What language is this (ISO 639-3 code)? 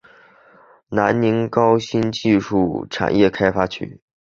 zho